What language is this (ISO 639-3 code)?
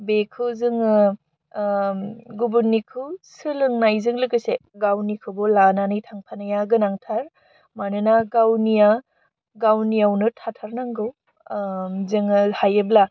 brx